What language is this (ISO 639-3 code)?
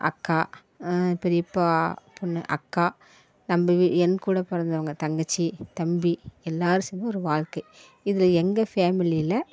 tam